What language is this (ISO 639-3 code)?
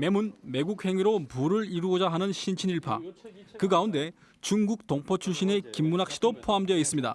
kor